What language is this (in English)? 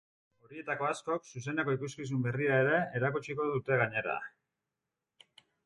Basque